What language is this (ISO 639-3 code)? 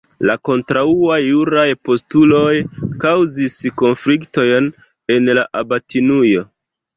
epo